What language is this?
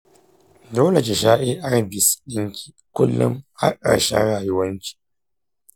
Hausa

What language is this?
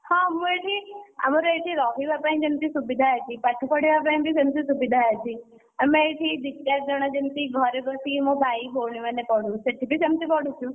Odia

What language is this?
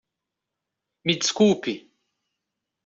Portuguese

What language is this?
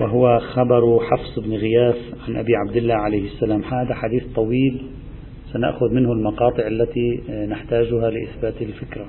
Arabic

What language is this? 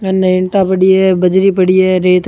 Rajasthani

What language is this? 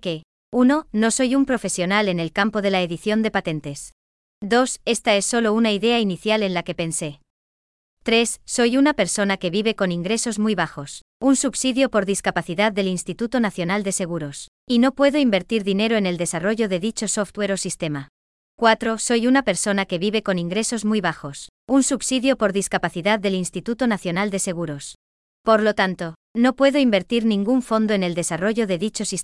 Spanish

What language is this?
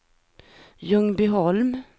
Swedish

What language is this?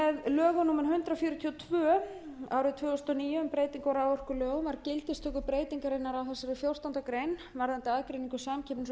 Icelandic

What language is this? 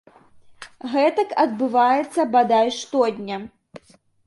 Belarusian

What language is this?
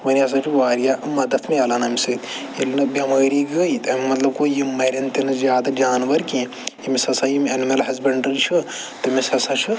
Kashmiri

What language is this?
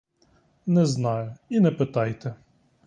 Ukrainian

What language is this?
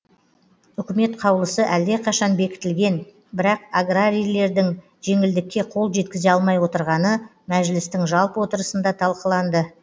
Kazakh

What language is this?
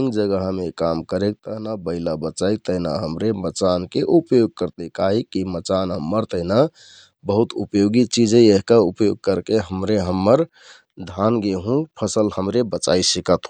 Kathoriya Tharu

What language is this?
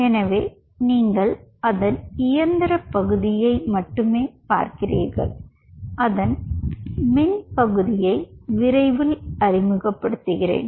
Tamil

